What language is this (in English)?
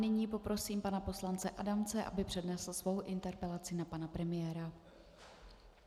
Czech